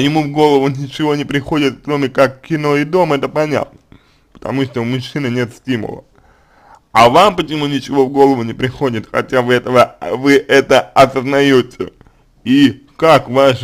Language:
Russian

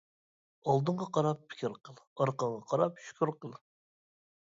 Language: Uyghur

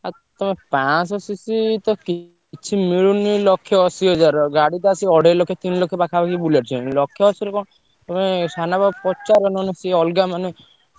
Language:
Odia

